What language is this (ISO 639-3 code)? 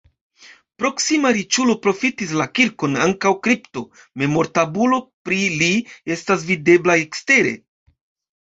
epo